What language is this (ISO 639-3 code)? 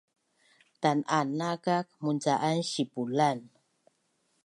bnn